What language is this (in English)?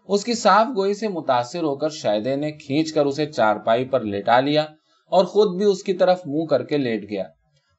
Urdu